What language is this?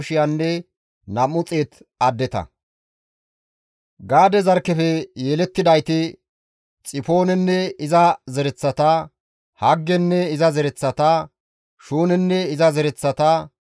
Gamo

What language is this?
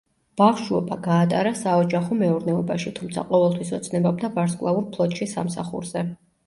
Georgian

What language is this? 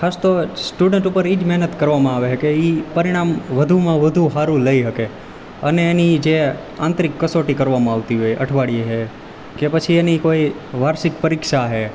Gujarati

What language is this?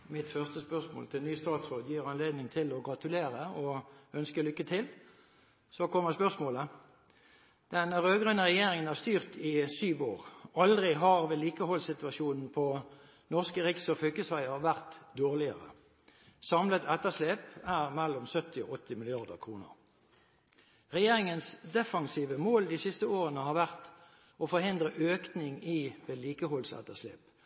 Norwegian Bokmål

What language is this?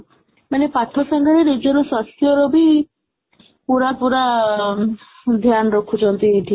Odia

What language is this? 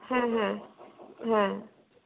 Bangla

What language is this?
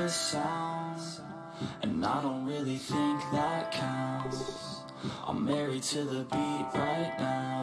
Vietnamese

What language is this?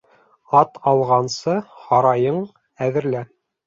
Bashkir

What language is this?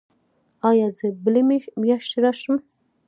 Pashto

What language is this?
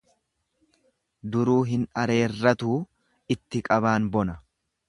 Oromo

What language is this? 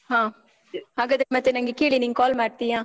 Kannada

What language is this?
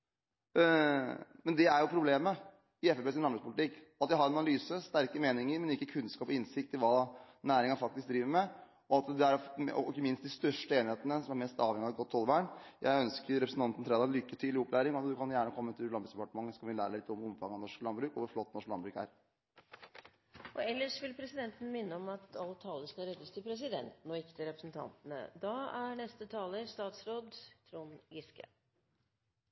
Norwegian Bokmål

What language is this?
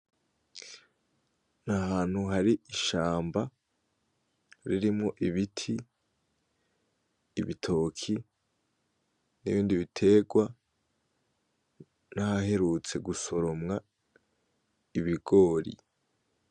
Rundi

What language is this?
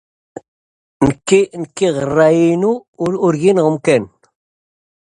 Dutch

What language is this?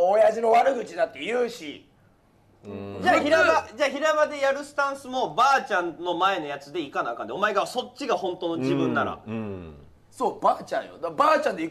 Japanese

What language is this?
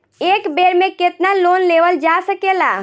Bhojpuri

